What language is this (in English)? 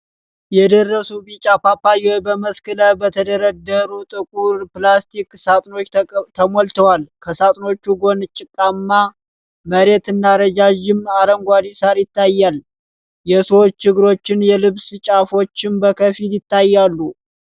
Amharic